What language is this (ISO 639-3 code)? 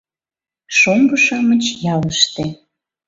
chm